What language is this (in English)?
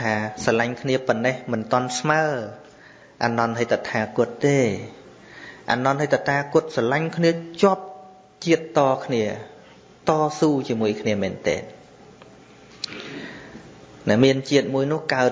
Vietnamese